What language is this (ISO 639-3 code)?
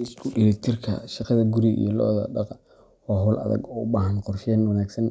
som